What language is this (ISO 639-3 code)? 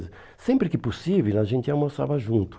por